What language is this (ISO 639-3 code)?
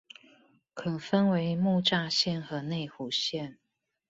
zho